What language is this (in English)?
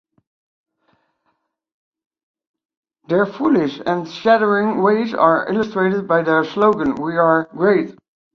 English